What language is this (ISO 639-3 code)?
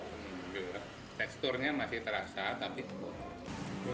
ind